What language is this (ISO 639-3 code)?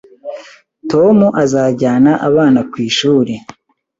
kin